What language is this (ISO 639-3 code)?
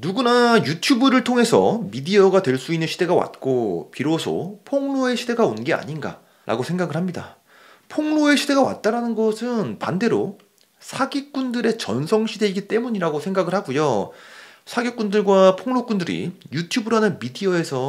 kor